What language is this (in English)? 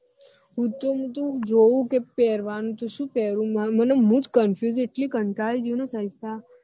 Gujarati